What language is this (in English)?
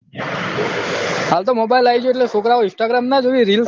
Gujarati